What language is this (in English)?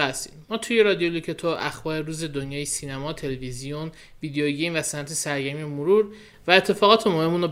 Persian